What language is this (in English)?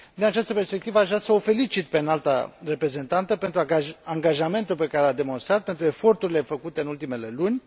Romanian